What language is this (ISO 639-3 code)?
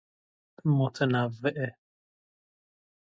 fas